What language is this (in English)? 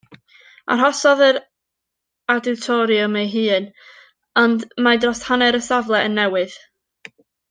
Welsh